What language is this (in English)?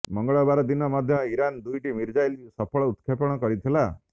Odia